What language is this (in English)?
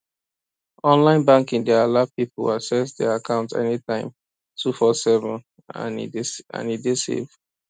Nigerian Pidgin